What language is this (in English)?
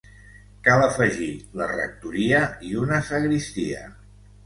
Catalan